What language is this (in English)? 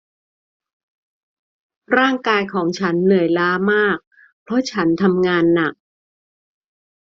Thai